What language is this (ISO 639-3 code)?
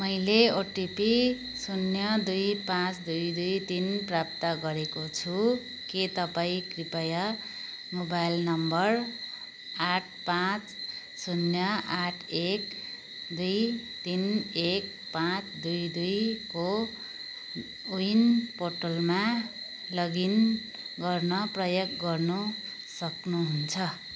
nep